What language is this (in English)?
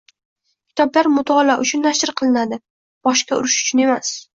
Uzbek